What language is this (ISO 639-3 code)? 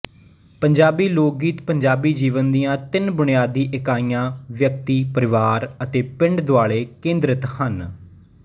pan